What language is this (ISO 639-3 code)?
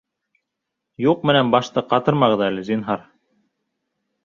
bak